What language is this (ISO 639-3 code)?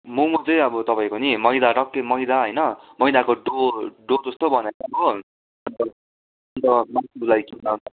nep